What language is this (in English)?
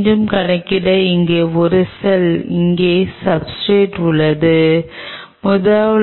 Tamil